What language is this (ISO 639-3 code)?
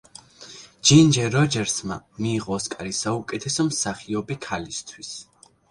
kat